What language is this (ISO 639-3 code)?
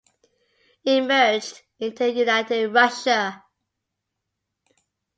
eng